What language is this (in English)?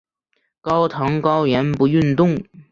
Chinese